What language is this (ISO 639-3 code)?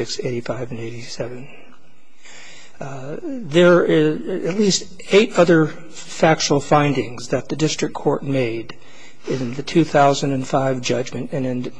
eng